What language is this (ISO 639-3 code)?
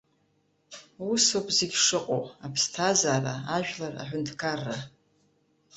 abk